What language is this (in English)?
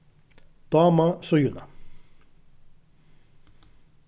Faroese